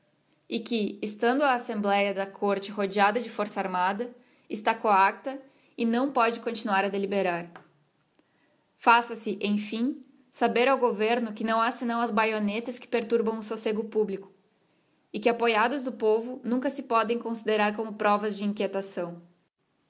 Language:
Portuguese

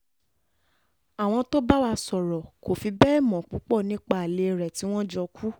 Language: Yoruba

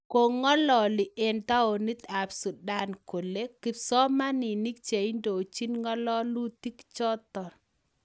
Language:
Kalenjin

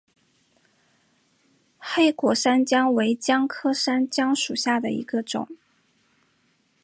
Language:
Chinese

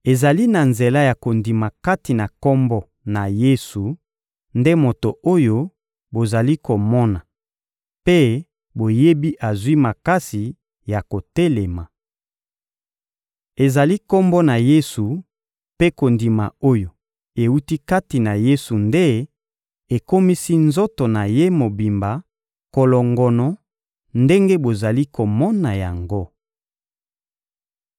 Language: Lingala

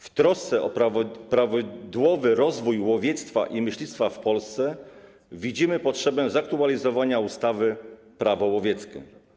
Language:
Polish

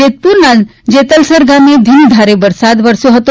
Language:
Gujarati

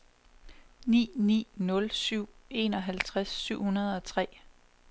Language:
Danish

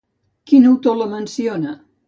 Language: Catalan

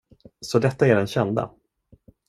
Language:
Swedish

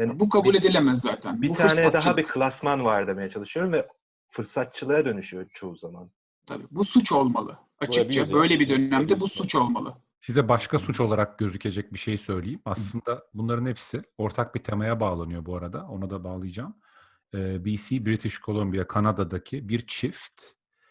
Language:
Turkish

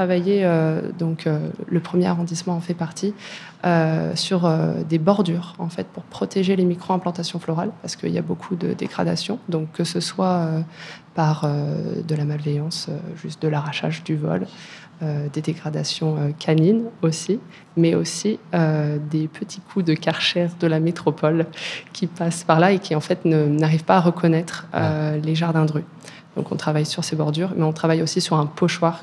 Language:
French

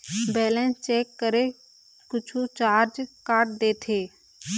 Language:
Chhattisgarhi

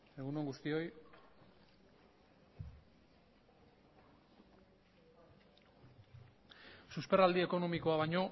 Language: Basque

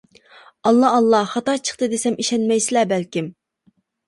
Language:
Uyghur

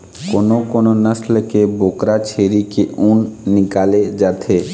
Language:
Chhattisgarhi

